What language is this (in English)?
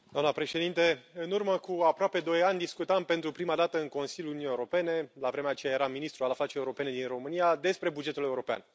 Romanian